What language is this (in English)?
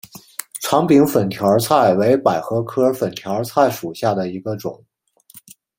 Chinese